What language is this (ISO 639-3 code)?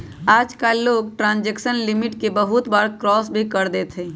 mag